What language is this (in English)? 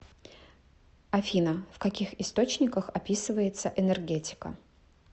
Russian